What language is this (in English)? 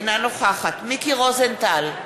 Hebrew